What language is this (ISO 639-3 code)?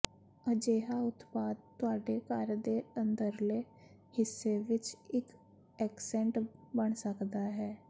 pan